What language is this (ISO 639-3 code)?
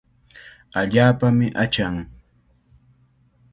qvl